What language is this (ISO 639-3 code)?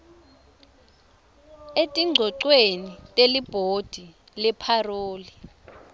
ssw